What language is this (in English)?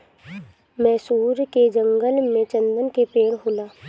Bhojpuri